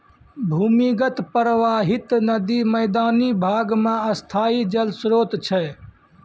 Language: Maithili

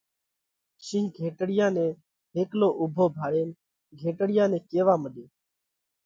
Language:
Parkari Koli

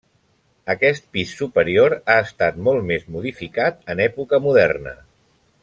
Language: Catalan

